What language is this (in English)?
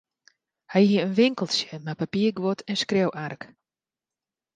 Western Frisian